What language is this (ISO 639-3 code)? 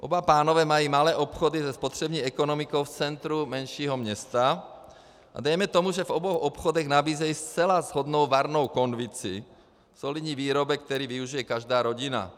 ces